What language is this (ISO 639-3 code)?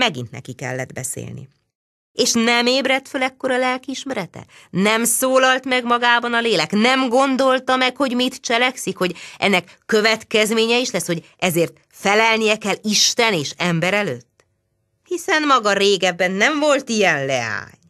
hun